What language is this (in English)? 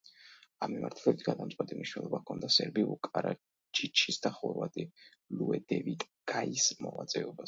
Georgian